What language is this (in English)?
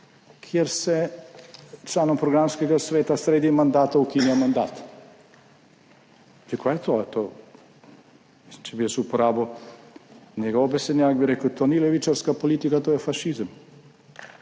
Slovenian